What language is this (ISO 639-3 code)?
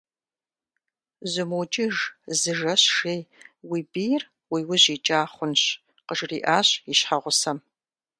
kbd